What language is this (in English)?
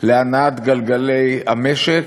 Hebrew